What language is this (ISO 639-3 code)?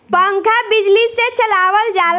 bho